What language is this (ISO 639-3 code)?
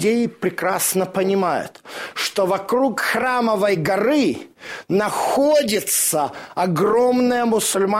rus